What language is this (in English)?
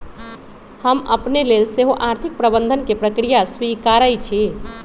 Magahi